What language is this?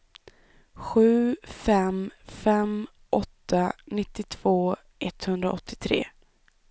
Swedish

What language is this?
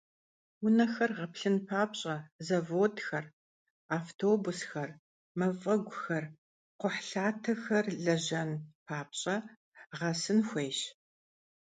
Kabardian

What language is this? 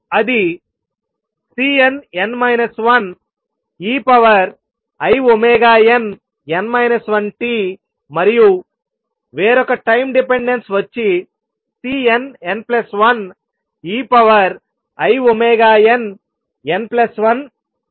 Telugu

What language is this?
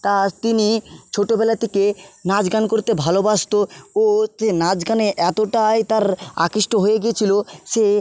Bangla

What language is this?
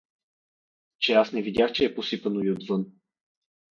Bulgarian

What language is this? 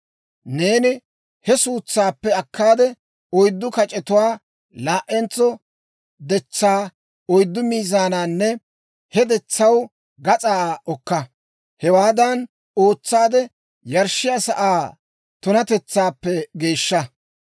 Dawro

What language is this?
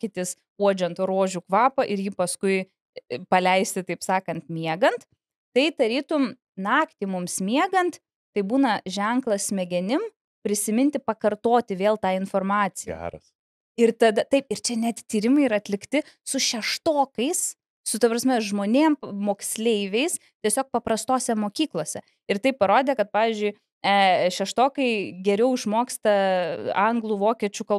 Lithuanian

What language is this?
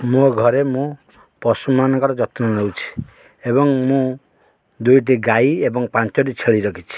Odia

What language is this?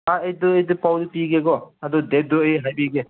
Manipuri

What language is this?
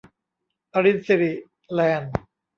Thai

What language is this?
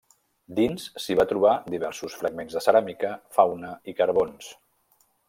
Catalan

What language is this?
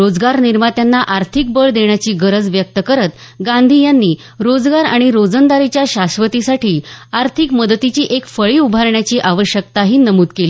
Marathi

